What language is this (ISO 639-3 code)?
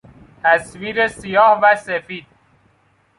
fas